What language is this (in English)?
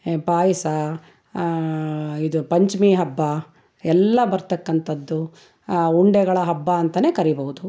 Kannada